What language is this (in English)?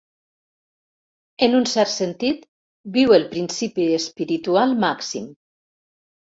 Catalan